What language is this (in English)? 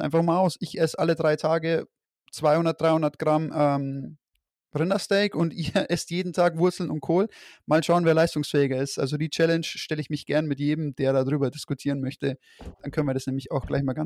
German